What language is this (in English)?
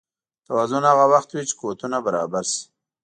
Pashto